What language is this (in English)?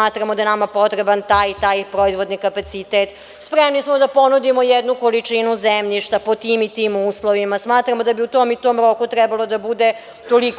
Serbian